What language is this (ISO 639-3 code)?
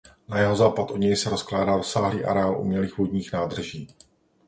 ces